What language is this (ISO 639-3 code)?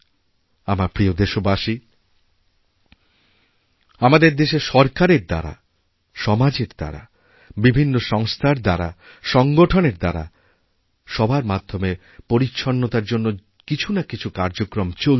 ben